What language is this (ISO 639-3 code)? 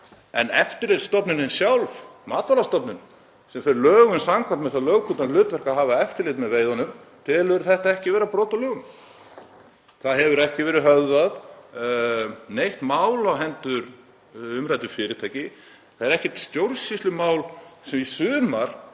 isl